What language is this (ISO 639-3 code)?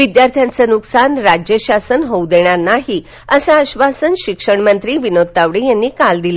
mar